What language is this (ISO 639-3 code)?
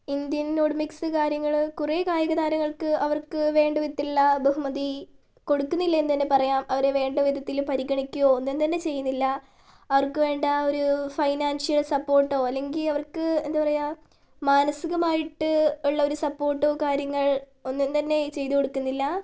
mal